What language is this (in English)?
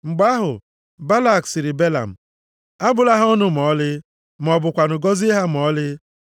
Igbo